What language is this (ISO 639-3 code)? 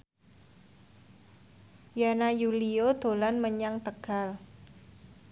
jav